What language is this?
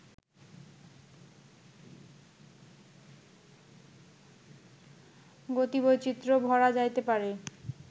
Bangla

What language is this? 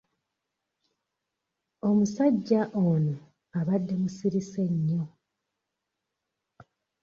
Ganda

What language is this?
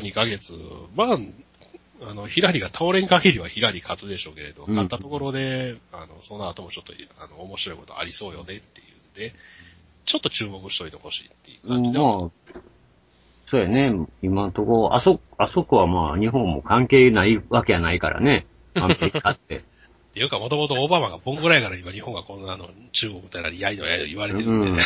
Japanese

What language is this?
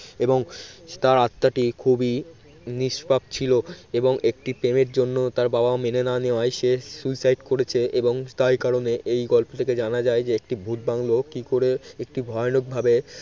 Bangla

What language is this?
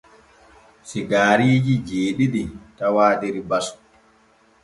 Borgu Fulfulde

